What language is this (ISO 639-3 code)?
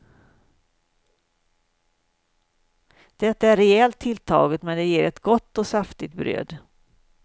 swe